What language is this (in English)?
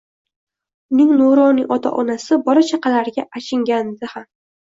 Uzbek